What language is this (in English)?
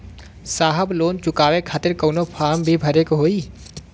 Bhojpuri